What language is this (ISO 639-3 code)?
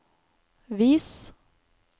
nor